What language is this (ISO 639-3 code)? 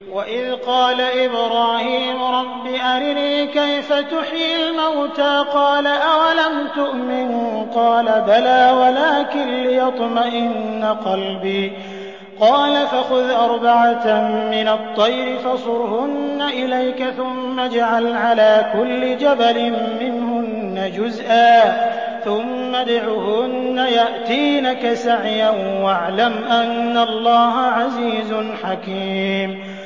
ara